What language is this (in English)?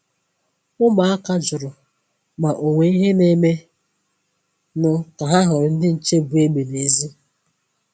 Igbo